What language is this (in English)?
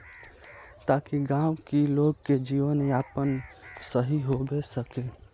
Magahi